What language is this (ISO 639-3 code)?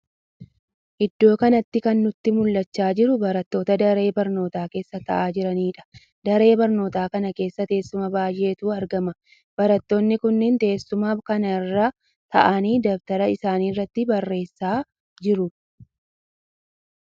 orm